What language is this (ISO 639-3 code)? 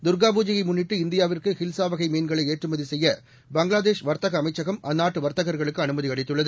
tam